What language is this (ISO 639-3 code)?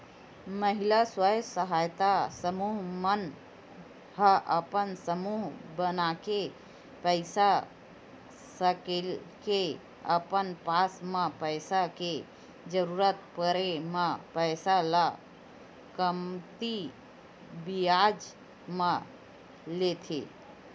hne